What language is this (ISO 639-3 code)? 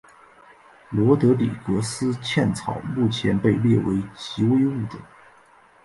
zho